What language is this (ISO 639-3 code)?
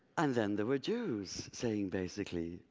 eng